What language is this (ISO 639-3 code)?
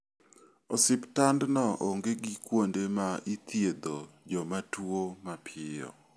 luo